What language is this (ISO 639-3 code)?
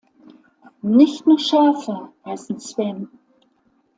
deu